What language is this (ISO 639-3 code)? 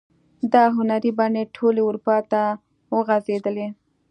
pus